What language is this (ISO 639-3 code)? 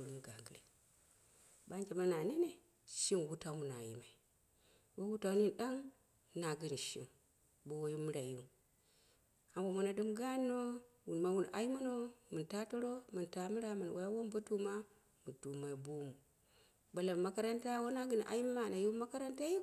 kna